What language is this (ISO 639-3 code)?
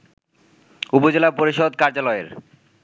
ben